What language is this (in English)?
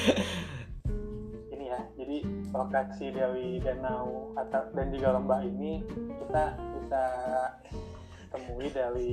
Indonesian